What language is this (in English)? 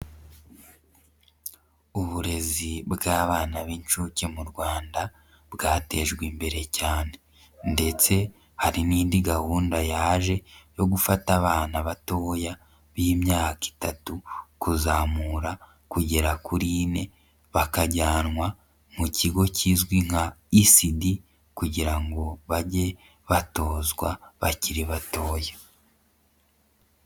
Kinyarwanda